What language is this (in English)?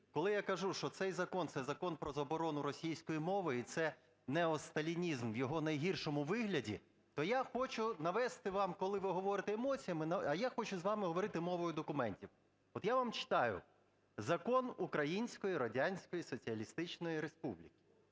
Ukrainian